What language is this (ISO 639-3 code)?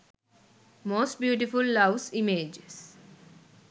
sin